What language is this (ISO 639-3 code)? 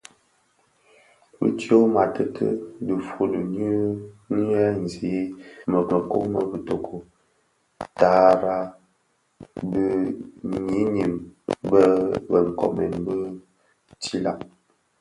ksf